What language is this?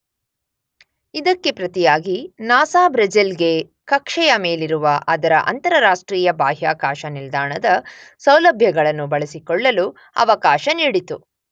Kannada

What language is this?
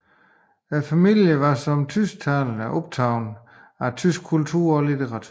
Danish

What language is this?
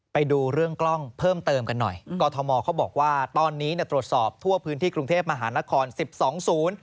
Thai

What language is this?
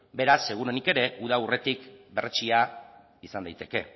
Basque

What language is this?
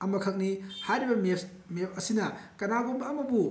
Manipuri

